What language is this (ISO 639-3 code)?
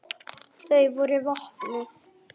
isl